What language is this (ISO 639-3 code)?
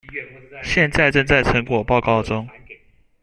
zho